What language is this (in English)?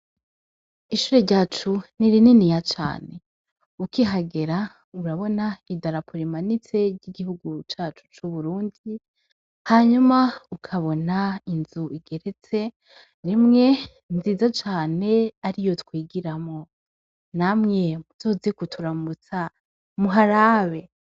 Rundi